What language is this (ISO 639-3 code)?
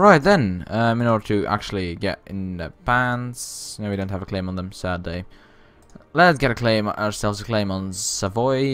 eng